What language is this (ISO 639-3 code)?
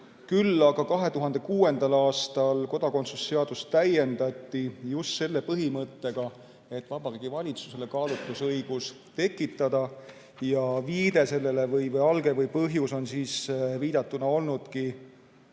est